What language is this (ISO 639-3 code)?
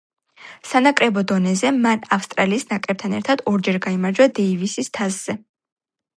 kat